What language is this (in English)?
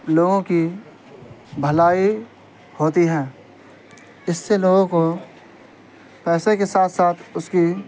Urdu